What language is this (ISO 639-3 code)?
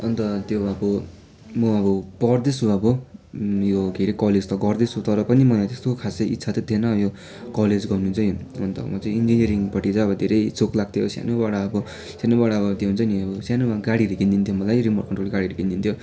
nep